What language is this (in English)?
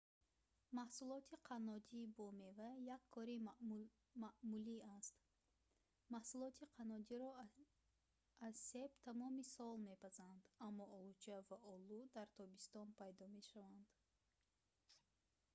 Tajik